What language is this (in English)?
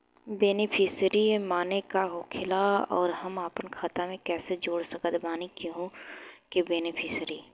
Bhojpuri